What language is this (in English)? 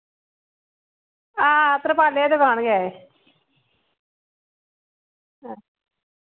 Dogri